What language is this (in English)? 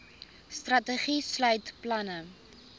Afrikaans